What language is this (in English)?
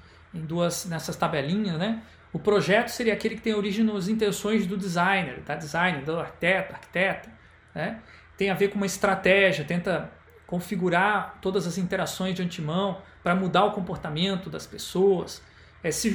Portuguese